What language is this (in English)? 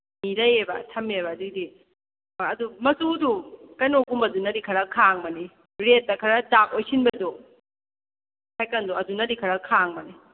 Manipuri